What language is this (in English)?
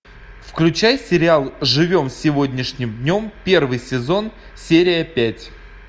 Russian